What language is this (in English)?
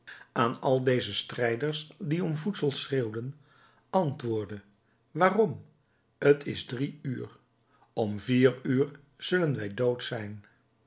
Dutch